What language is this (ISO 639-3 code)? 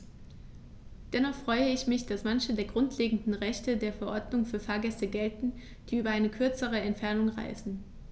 deu